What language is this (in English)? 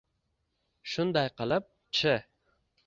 Uzbek